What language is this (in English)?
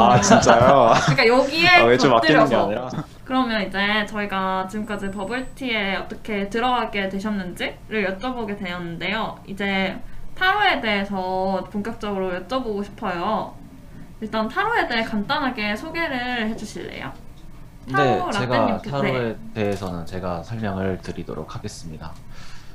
Korean